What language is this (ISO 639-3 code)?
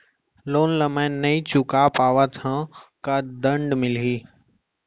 hne